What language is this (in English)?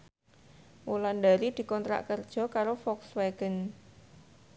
Javanese